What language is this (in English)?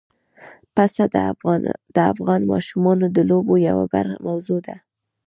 Pashto